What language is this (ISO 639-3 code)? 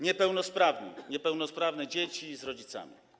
pol